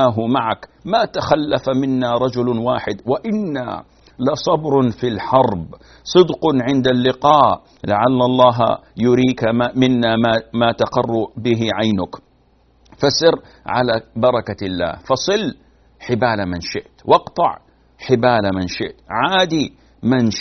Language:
Arabic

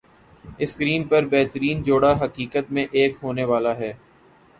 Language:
Urdu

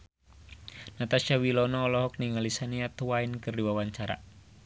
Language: Sundanese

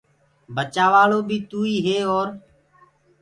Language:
Gurgula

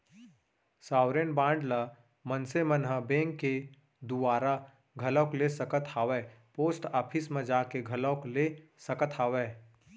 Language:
Chhattisgarhi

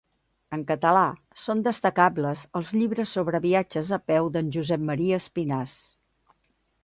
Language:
Catalan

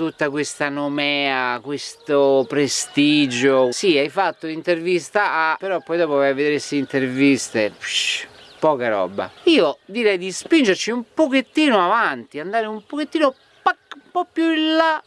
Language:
Italian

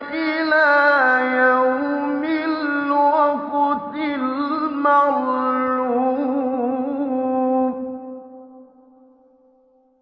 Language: Arabic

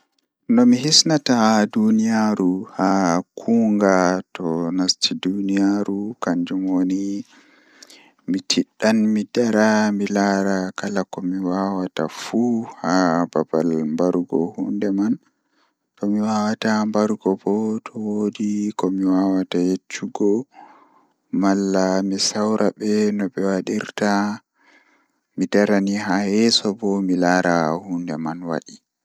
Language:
Fula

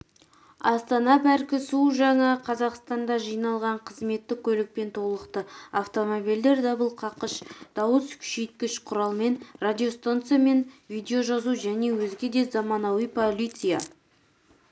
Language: Kazakh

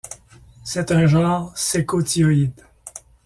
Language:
French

